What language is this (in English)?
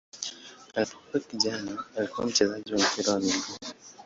Swahili